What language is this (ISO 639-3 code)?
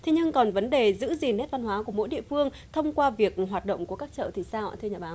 vie